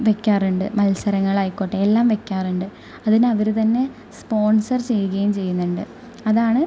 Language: Malayalam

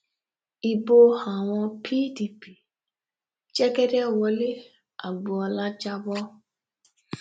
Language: Yoruba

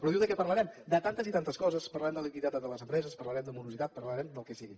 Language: Catalan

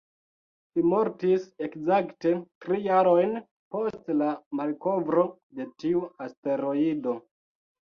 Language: Esperanto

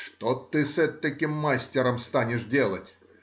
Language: Russian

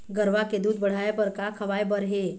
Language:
Chhattisgarhi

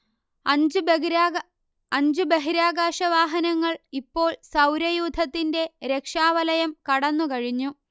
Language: Malayalam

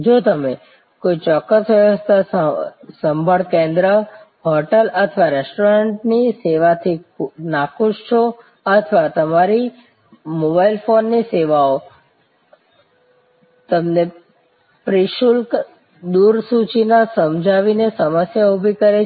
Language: Gujarati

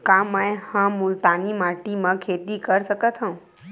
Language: Chhattisgarhi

